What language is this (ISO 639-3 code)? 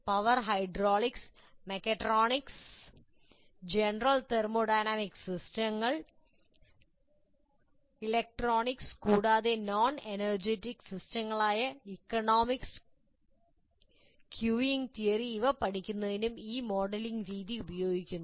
mal